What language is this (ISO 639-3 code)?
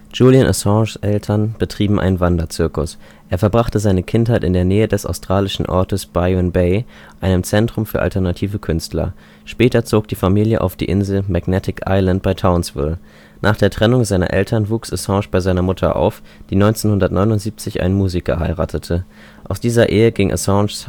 deu